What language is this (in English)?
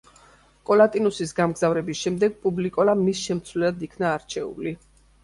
Georgian